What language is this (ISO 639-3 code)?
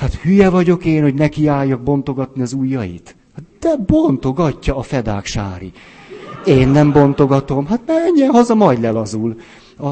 hun